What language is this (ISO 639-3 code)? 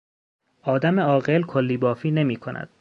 fas